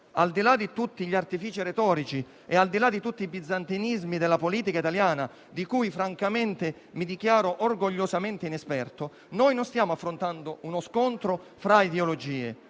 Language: Italian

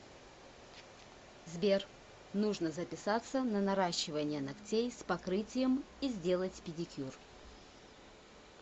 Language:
Russian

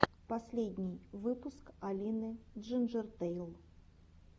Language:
Russian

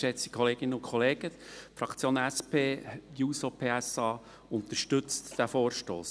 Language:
Swiss German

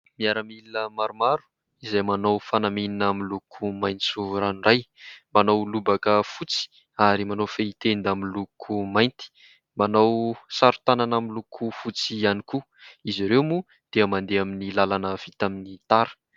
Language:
Malagasy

